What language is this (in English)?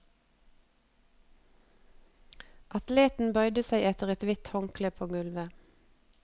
Norwegian